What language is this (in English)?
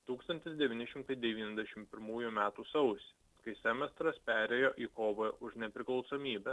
Lithuanian